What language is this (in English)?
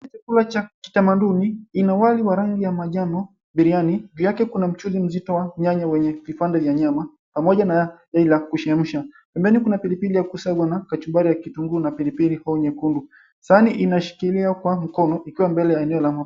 Swahili